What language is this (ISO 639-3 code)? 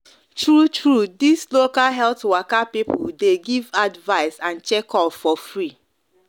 pcm